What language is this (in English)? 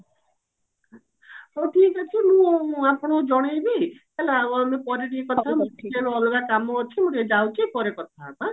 Odia